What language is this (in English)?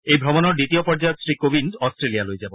Assamese